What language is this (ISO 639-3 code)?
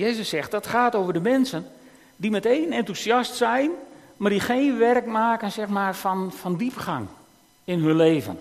nld